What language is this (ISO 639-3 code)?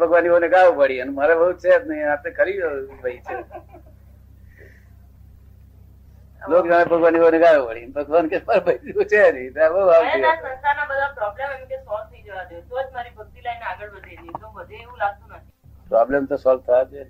guj